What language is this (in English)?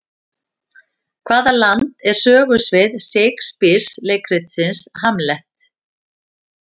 Icelandic